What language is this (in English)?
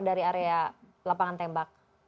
Indonesian